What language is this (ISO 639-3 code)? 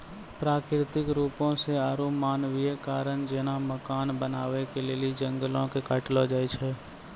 mai